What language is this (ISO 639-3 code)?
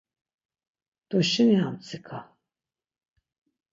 lzz